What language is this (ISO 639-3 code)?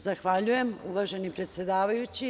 srp